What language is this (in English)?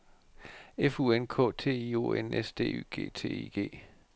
Danish